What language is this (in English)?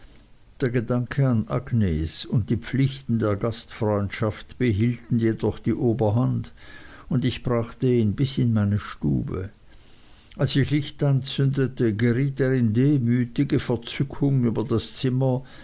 German